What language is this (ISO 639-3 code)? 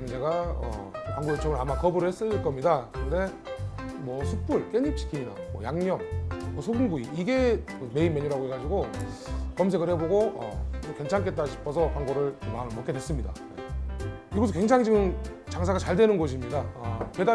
kor